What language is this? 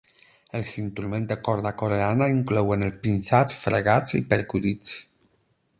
Catalan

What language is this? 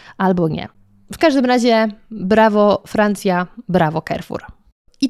Polish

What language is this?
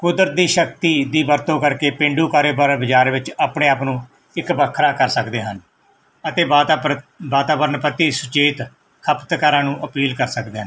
Punjabi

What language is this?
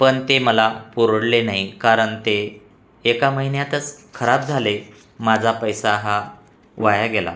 Marathi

